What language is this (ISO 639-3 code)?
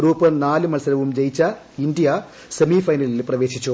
mal